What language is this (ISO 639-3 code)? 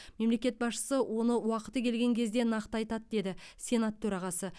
kaz